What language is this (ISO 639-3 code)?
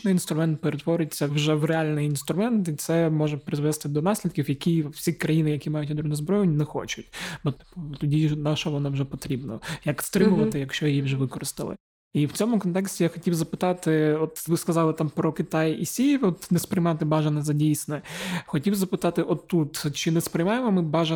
ukr